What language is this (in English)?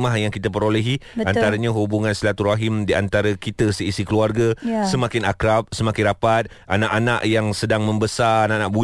Malay